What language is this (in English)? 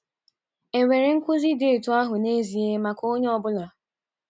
Igbo